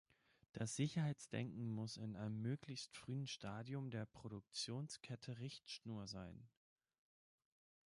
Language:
German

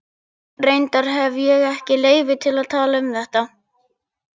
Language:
Icelandic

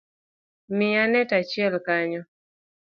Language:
Luo (Kenya and Tanzania)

